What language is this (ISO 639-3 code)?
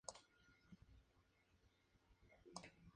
spa